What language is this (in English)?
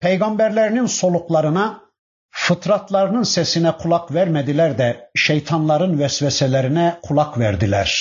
Turkish